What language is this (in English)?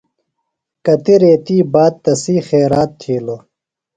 Phalura